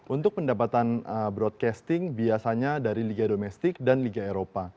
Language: Indonesian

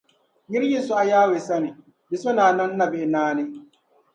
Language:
Dagbani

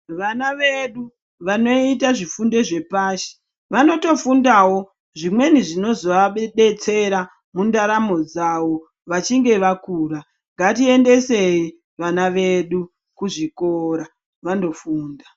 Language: Ndau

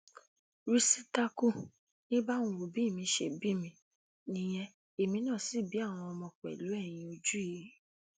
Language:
Yoruba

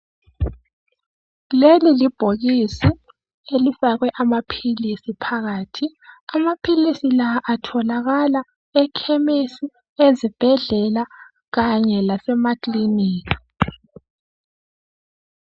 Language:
North Ndebele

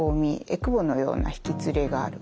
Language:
Japanese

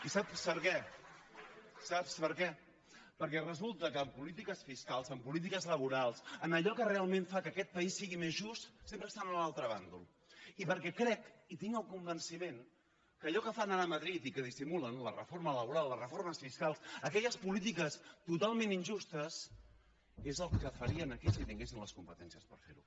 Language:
Catalan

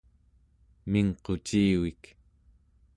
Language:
Central Yupik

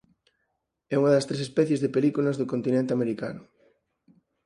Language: Galician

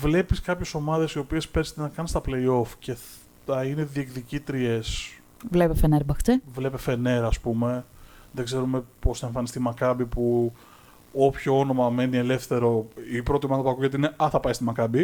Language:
Greek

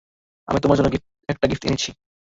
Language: Bangla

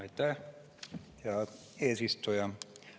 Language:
Estonian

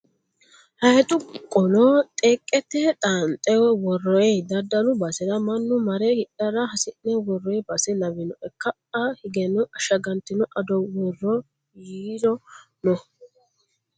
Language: Sidamo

